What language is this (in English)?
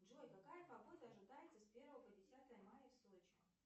Russian